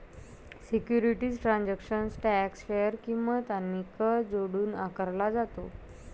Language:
Marathi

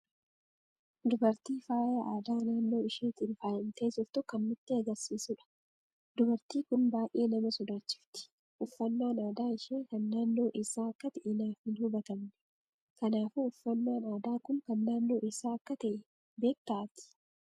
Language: Oromo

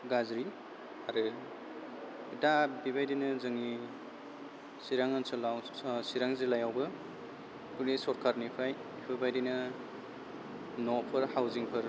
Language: Bodo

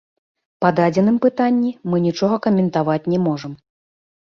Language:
Belarusian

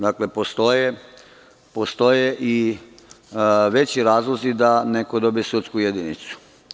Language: Serbian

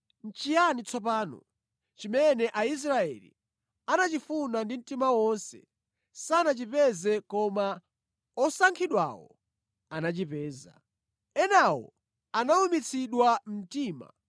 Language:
Nyanja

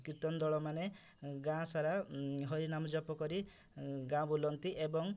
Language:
Odia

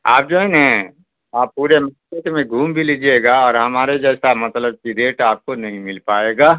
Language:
Urdu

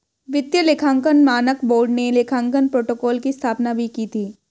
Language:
Hindi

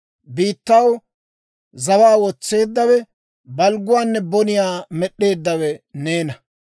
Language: Dawro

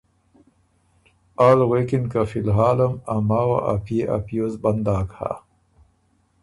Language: Ormuri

